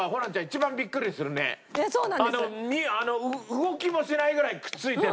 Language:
Japanese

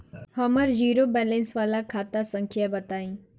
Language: Bhojpuri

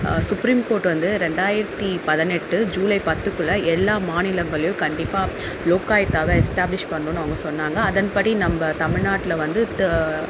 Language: Tamil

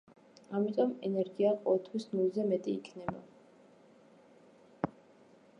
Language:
Georgian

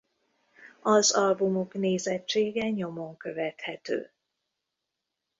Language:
Hungarian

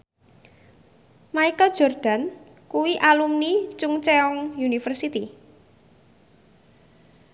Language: Javanese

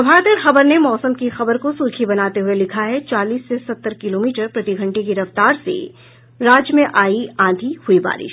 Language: Hindi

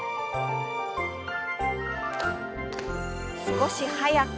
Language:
Japanese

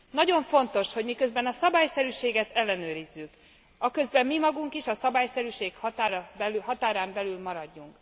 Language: Hungarian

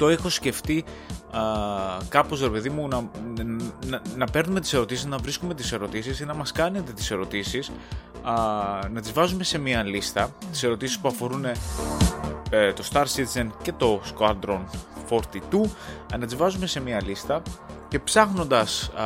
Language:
Greek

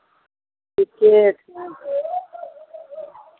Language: Maithili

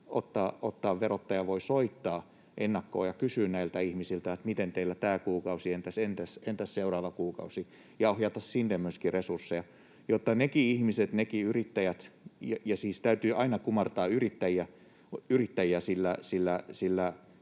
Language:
Finnish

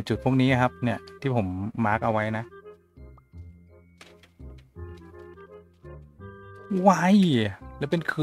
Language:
Thai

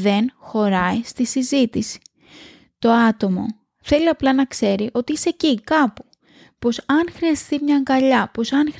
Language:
Greek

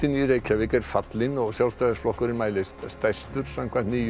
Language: Icelandic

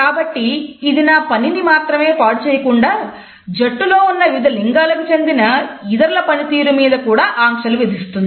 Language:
Telugu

